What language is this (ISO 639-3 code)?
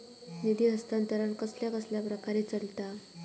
mar